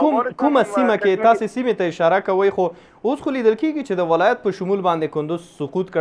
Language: Persian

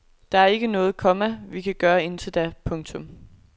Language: Danish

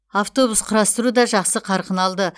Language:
Kazakh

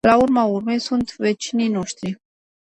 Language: Romanian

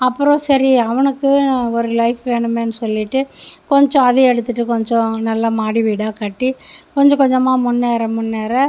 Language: Tamil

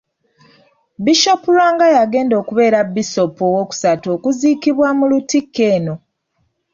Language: Ganda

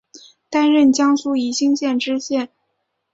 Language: Chinese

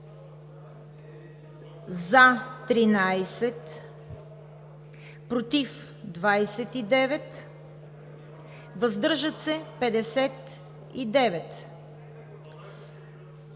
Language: Bulgarian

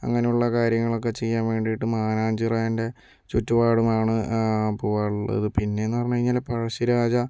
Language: Malayalam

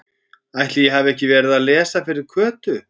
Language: Icelandic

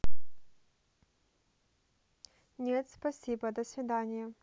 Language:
Russian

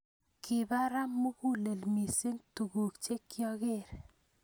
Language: Kalenjin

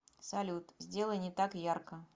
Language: Russian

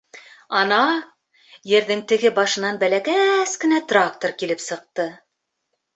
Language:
Bashkir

